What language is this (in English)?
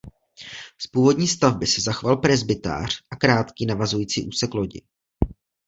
Czech